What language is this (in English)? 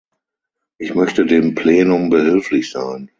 German